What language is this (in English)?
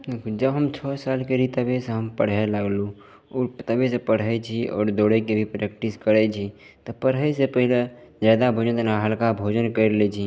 Maithili